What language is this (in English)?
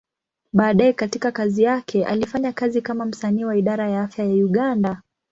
Swahili